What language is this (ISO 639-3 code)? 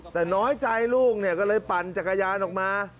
tha